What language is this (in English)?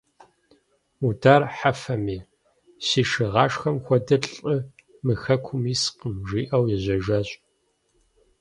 Kabardian